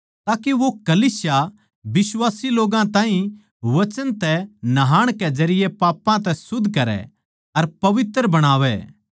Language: Haryanvi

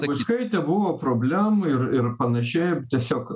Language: Lithuanian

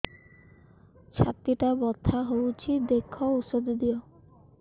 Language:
Odia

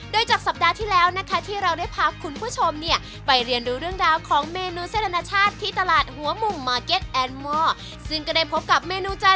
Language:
Thai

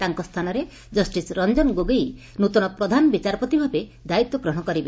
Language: Odia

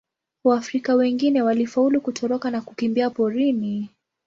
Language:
Swahili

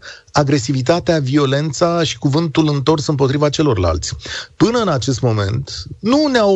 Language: Romanian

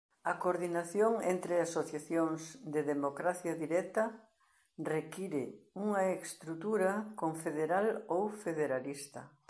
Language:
Galician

